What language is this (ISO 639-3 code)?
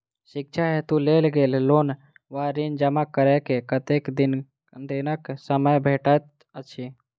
mai